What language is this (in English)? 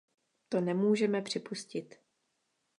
Czech